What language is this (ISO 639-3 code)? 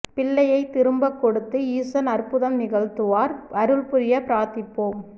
tam